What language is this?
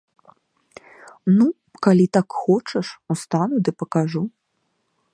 Belarusian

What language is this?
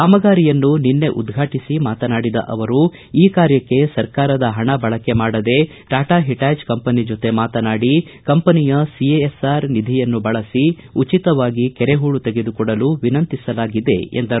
Kannada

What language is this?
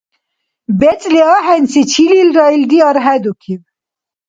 Dargwa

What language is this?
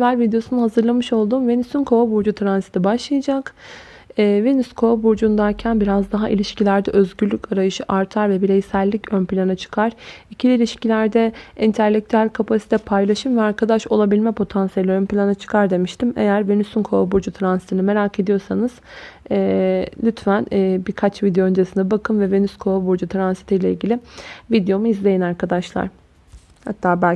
Turkish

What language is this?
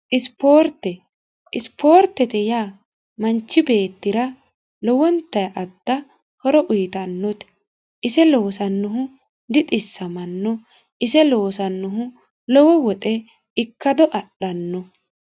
Sidamo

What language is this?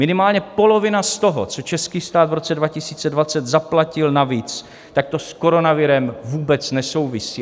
Czech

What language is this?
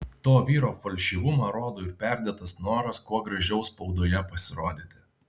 Lithuanian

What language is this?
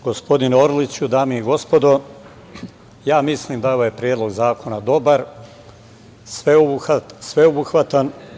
Serbian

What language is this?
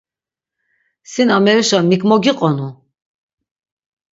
Laz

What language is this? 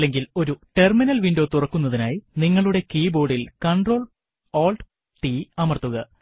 Malayalam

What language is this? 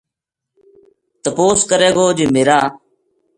Gujari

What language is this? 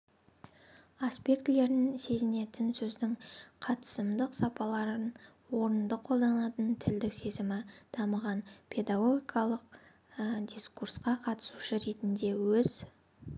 Kazakh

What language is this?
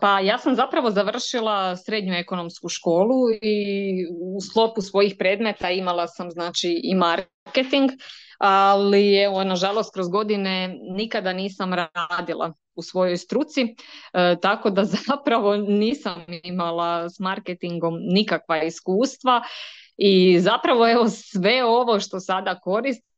Croatian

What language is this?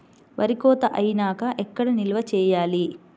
Telugu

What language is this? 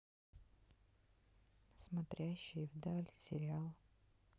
Russian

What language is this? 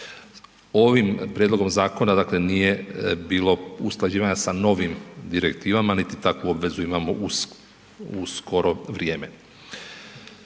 Croatian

